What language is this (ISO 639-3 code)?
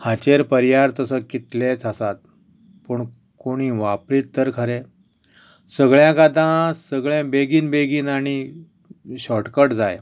kok